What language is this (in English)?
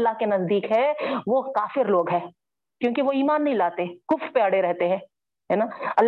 Urdu